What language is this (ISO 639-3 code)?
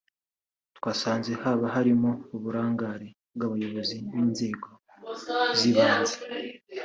kin